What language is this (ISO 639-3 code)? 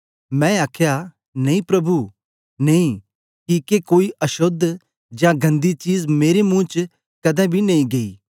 doi